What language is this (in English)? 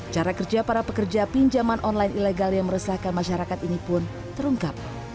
Indonesian